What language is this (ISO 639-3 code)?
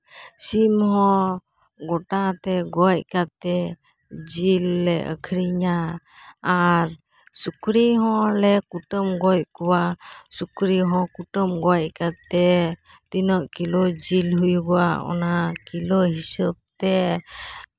sat